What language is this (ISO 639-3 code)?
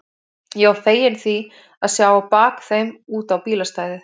isl